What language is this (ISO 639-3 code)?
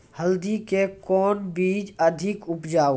mai